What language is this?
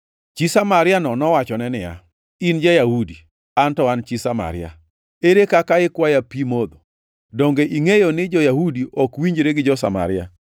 Luo (Kenya and Tanzania)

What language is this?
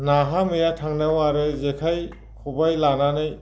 Bodo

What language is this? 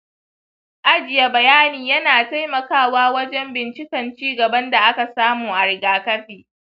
Hausa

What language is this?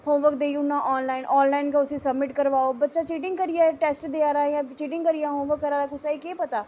Dogri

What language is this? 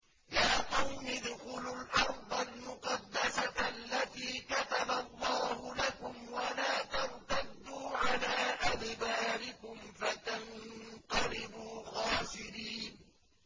Arabic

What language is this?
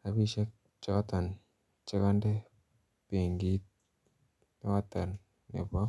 Kalenjin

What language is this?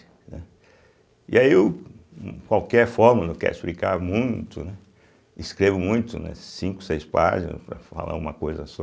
Portuguese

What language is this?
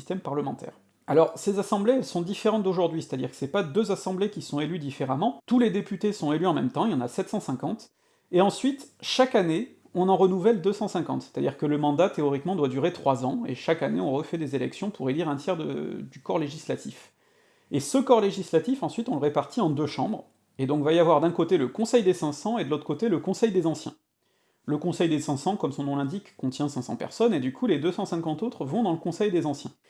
French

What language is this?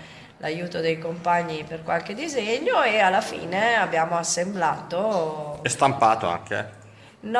Italian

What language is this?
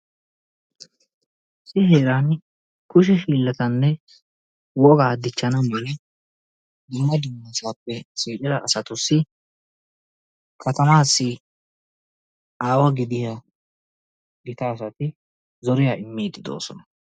Wolaytta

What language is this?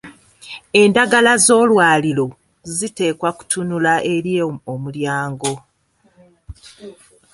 Ganda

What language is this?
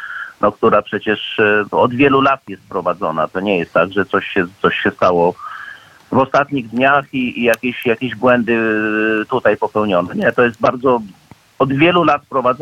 Polish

